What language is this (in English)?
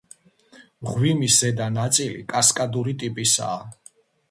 Georgian